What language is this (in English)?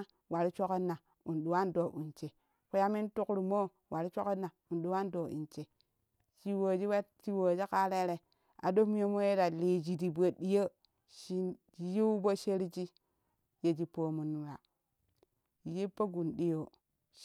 Kushi